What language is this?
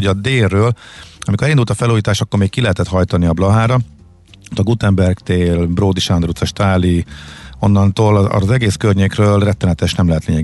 Hungarian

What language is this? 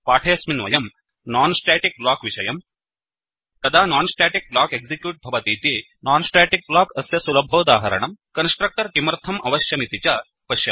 Sanskrit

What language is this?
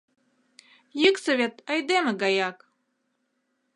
Mari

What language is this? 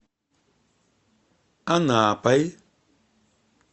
Russian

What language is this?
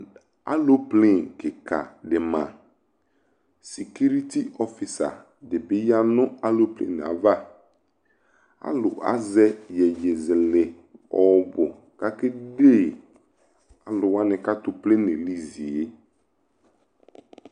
Ikposo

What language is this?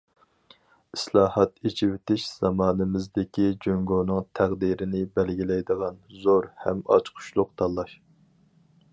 Uyghur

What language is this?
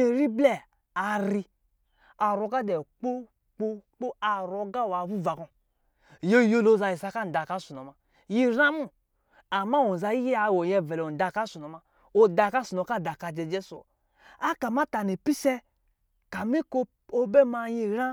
Lijili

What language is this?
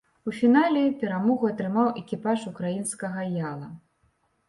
Belarusian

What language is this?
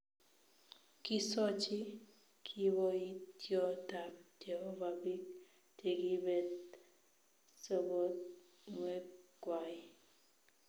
Kalenjin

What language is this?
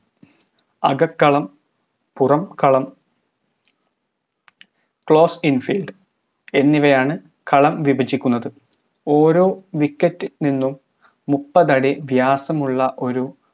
Malayalam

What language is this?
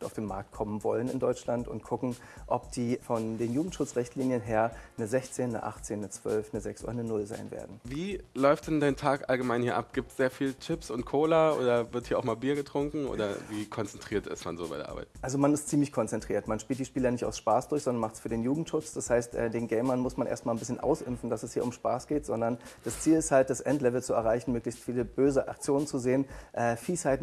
German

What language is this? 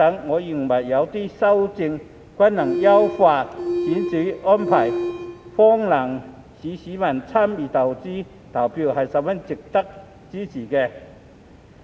Cantonese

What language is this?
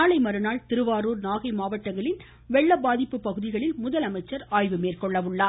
Tamil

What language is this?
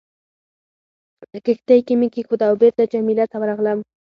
Pashto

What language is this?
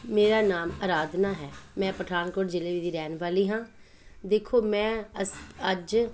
Punjabi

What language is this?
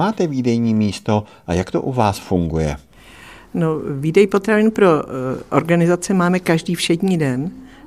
Czech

